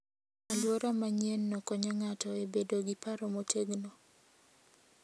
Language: Luo (Kenya and Tanzania)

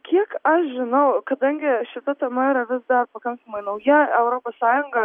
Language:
Lithuanian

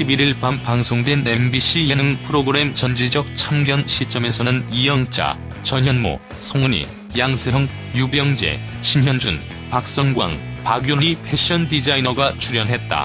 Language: Korean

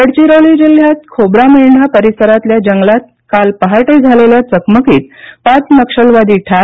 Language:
Marathi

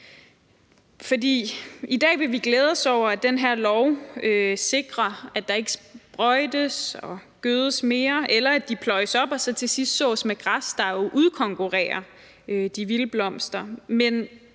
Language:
Danish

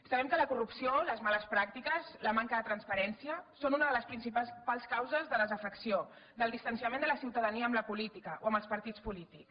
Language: Catalan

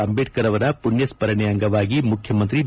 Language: Kannada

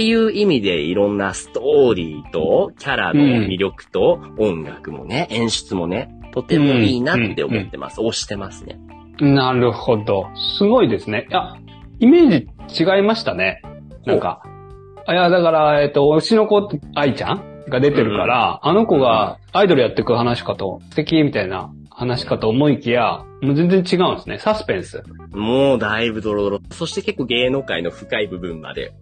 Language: Japanese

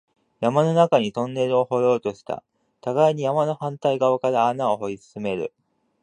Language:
Japanese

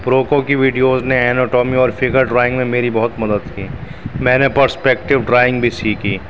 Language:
Urdu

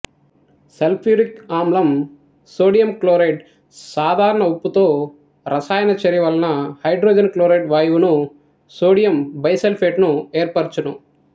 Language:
Telugu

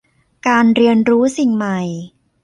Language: Thai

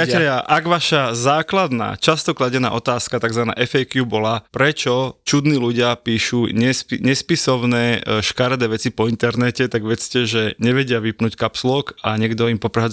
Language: Slovak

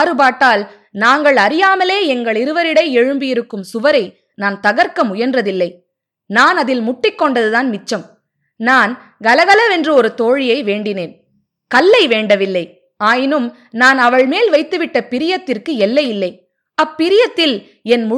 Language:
Tamil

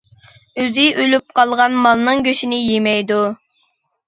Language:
Uyghur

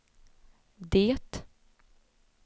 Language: Swedish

